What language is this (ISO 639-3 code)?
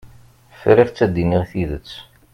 kab